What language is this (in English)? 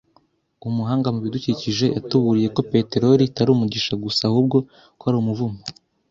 Kinyarwanda